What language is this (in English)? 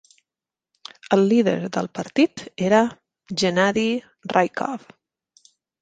Catalan